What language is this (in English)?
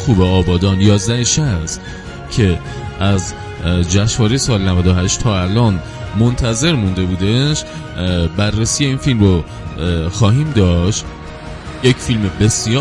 Persian